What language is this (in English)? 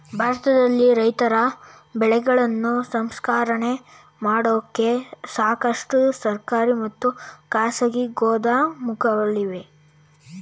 Kannada